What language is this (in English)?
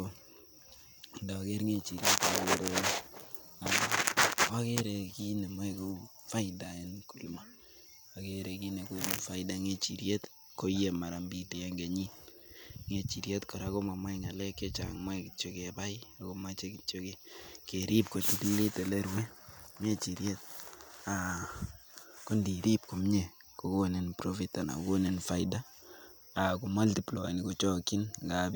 Kalenjin